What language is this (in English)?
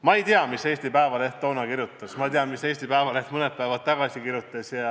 Estonian